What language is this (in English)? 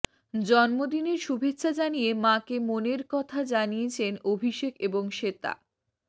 Bangla